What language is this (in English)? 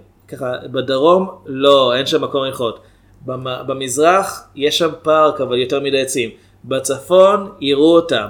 Hebrew